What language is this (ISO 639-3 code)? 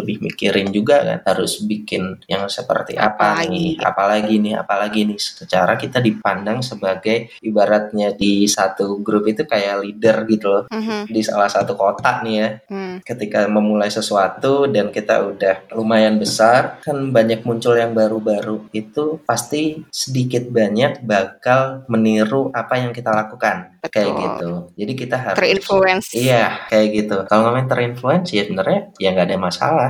ind